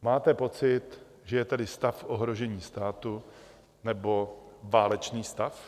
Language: Czech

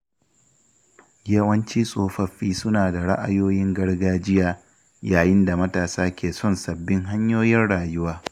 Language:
Hausa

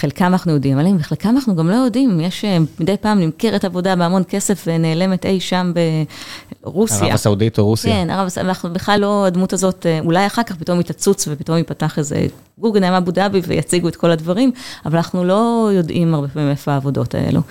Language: Hebrew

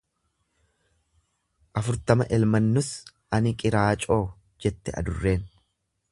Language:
Oromo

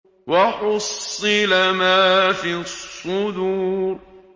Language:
Arabic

